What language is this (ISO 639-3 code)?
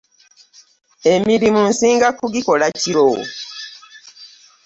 lug